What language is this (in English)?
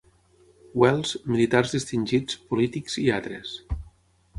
Catalan